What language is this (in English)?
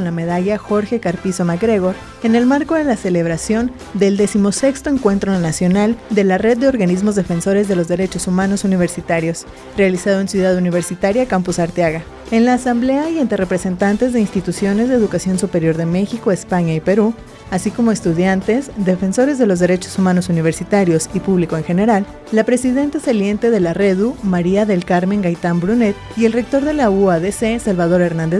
Spanish